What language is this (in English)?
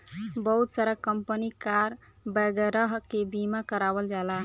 Bhojpuri